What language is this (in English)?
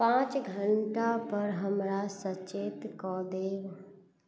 Maithili